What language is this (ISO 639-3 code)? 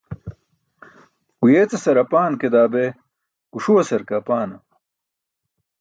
bsk